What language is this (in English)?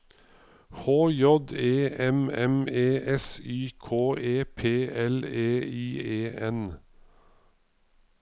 Norwegian